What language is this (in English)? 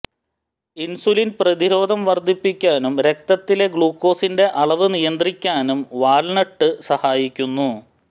Malayalam